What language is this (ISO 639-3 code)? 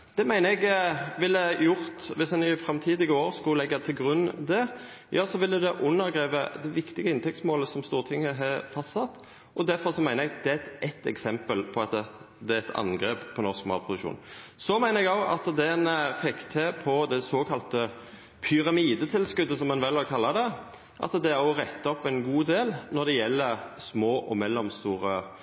nno